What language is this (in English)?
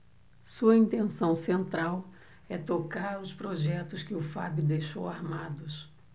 Portuguese